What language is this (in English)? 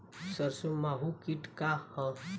Bhojpuri